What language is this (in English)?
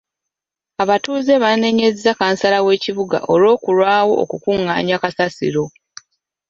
Ganda